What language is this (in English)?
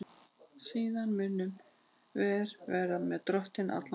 Icelandic